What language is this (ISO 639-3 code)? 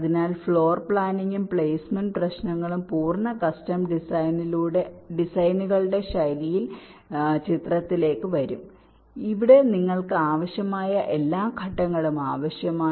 mal